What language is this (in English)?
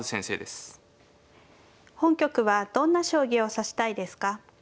Japanese